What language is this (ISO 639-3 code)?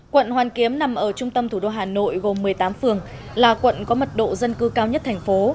vie